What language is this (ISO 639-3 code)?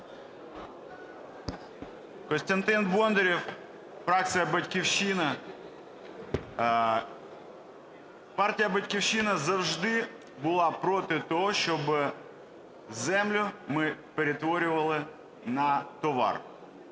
ukr